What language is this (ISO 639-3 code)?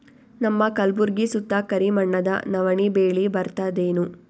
kan